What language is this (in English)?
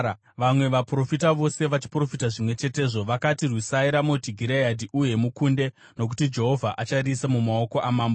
Shona